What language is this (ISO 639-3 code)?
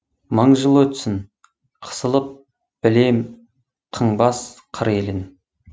kaz